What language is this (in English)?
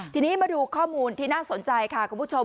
Thai